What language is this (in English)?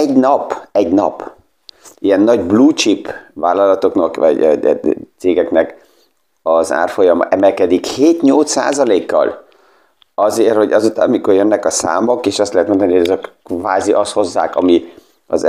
Hungarian